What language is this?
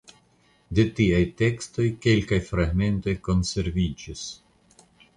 Esperanto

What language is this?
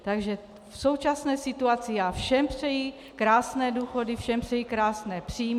Czech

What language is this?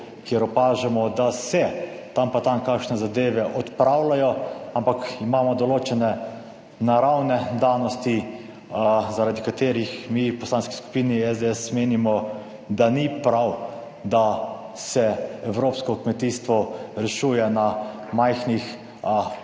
Slovenian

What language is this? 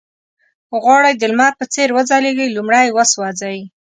Pashto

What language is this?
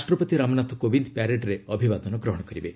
Odia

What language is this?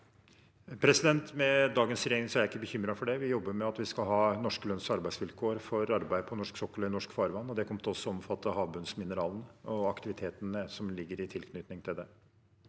Norwegian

